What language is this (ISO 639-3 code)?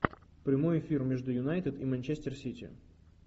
rus